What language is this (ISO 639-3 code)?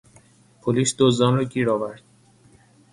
fas